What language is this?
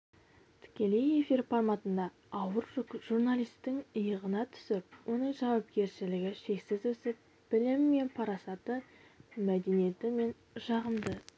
Kazakh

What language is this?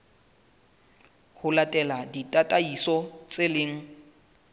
Southern Sotho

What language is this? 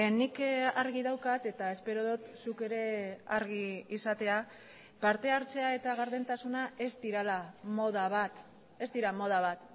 Basque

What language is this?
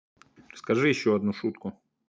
Russian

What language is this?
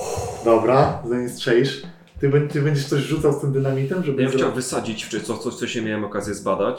Polish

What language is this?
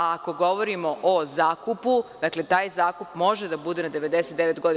Serbian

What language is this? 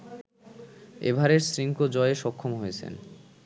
Bangla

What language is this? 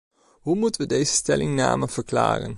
Dutch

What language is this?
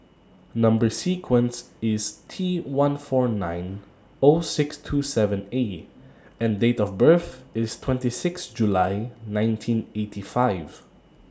English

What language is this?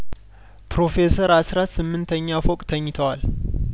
Amharic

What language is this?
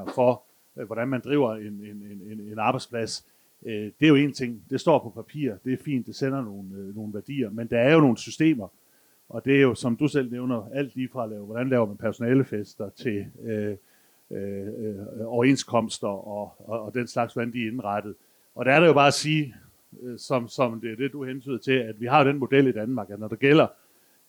Danish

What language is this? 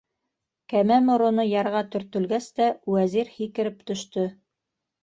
Bashkir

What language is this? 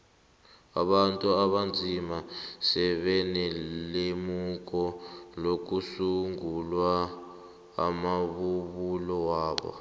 South Ndebele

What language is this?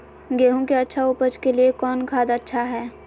Magahi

